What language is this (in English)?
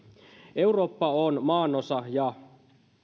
Finnish